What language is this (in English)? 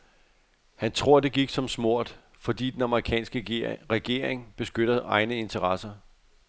Danish